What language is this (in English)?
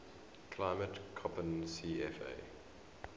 English